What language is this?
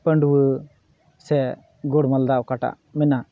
Santali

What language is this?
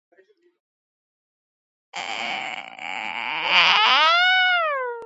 Georgian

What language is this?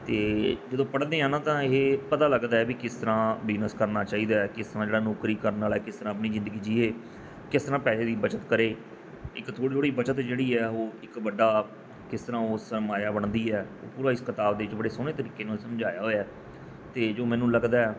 Punjabi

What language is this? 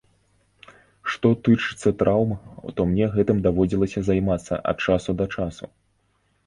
Belarusian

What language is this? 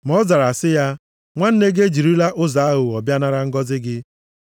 Igbo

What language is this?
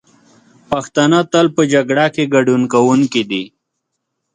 Pashto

